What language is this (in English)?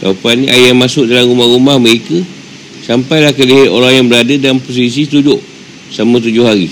Malay